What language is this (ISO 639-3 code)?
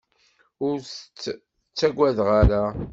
kab